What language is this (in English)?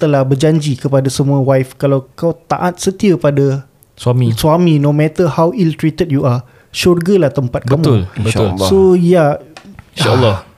Malay